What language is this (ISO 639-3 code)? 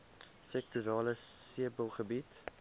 afr